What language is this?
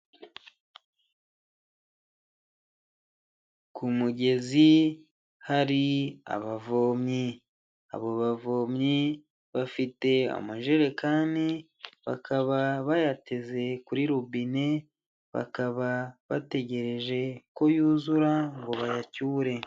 Kinyarwanda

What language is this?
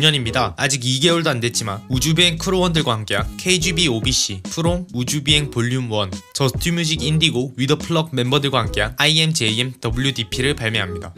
Korean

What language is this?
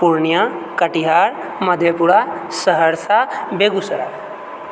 Maithili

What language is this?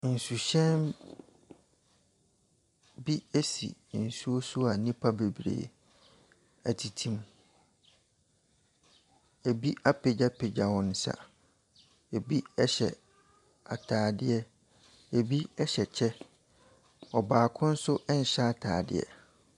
Akan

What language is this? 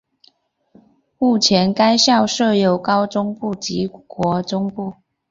Chinese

